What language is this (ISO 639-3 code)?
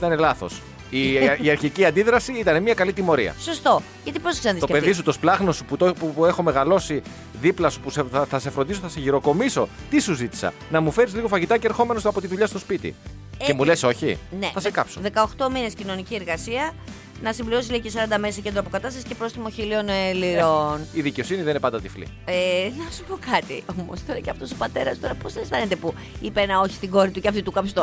ell